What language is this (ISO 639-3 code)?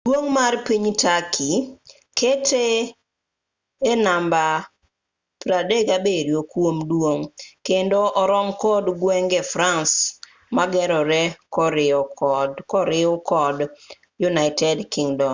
luo